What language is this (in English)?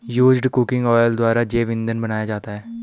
Hindi